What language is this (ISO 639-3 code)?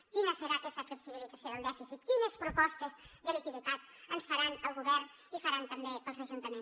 cat